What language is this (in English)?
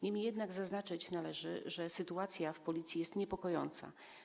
Polish